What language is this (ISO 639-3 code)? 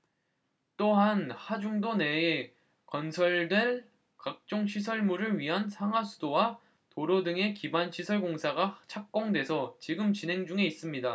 kor